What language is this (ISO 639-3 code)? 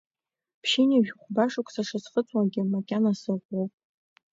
abk